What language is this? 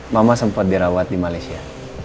Indonesian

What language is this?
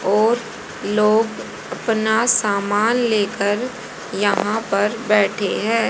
Hindi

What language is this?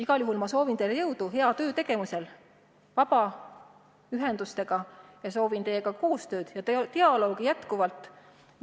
Estonian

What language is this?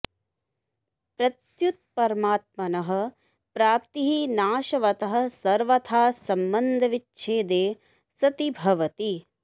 Sanskrit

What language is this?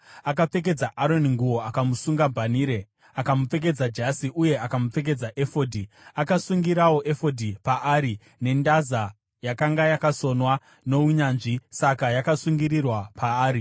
Shona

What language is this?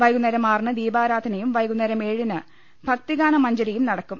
Malayalam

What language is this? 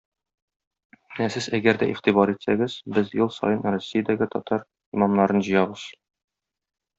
Tatar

